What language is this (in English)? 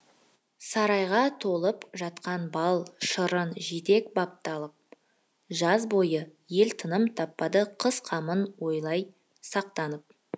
Kazakh